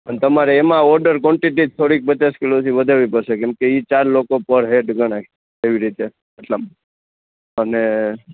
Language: Gujarati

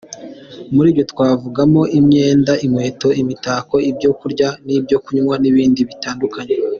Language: Kinyarwanda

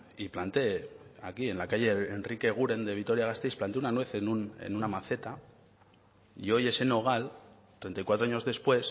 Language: Spanish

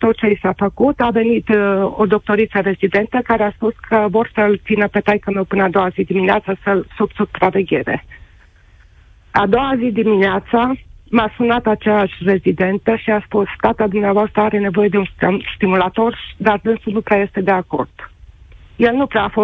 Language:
Romanian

